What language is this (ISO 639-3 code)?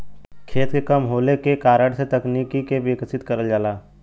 bho